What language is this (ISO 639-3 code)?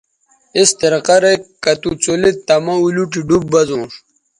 btv